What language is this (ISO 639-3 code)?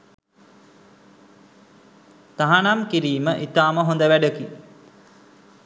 sin